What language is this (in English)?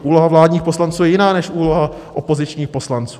Czech